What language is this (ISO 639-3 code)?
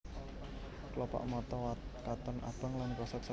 jav